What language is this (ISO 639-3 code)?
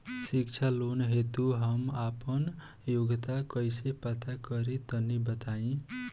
bho